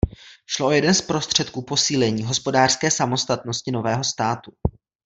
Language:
Czech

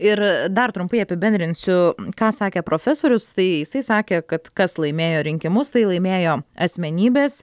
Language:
Lithuanian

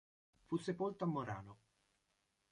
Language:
Italian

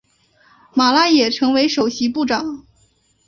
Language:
Chinese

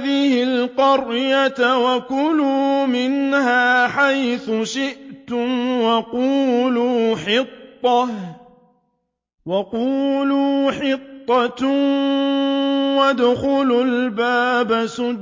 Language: Arabic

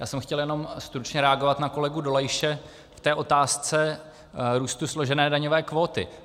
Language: Czech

